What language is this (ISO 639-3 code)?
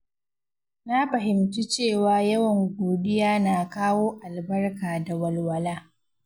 hau